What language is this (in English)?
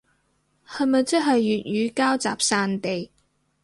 Cantonese